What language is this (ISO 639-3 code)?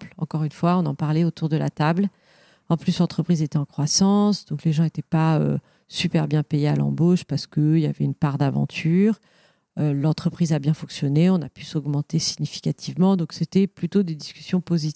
fra